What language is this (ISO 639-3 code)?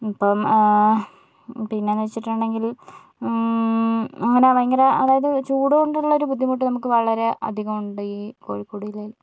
mal